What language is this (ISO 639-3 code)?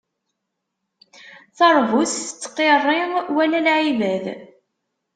kab